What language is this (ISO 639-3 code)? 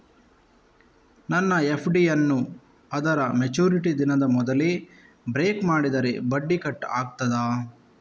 kan